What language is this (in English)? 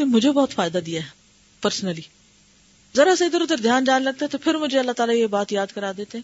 Urdu